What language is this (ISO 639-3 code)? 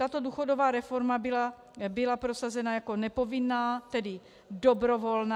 ces